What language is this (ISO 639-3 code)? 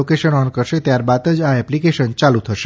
guj